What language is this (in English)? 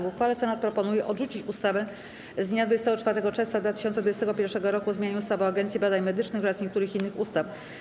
Polish